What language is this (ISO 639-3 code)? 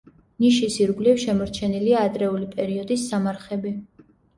kat